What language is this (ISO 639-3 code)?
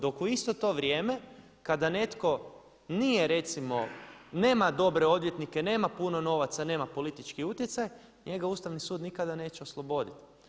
hrv